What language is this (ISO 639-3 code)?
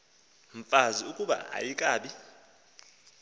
xho